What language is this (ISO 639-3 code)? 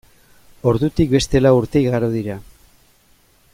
eus